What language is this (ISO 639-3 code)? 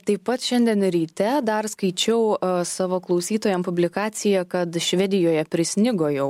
lit